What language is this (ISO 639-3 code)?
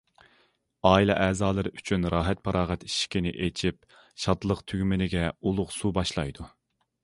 uig